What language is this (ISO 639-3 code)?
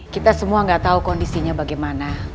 ind